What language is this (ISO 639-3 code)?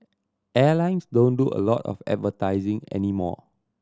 eng